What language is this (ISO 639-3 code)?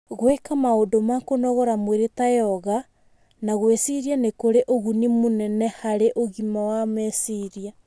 kik